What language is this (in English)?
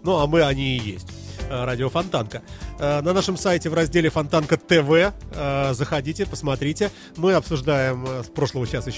Russian